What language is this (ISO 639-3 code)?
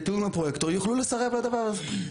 heb